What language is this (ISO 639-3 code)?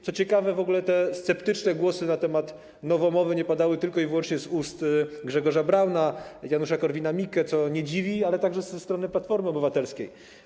pol